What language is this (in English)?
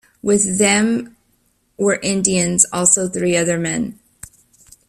English